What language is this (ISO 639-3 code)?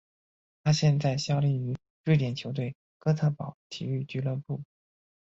zho